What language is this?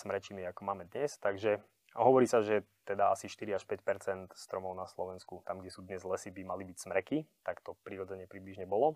Slovak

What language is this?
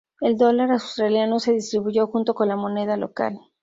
Spanish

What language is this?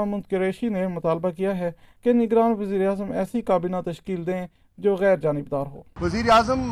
Urdu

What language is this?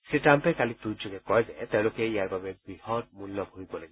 Assamese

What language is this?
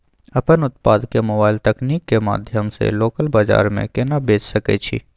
Maithili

